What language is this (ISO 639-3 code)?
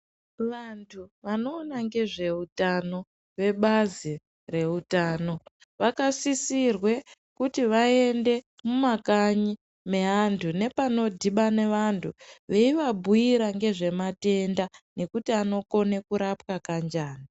ndc